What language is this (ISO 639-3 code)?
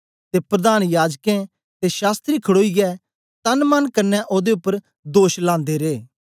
doi